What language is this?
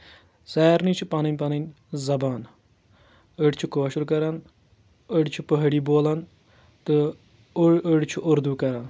Kashmiri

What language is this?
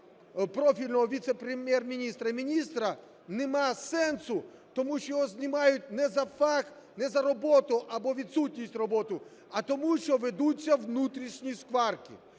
Ukrainian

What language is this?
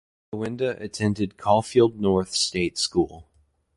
English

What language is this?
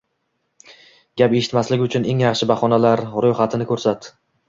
Uzbek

